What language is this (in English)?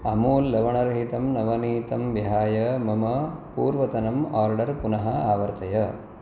Sanskrit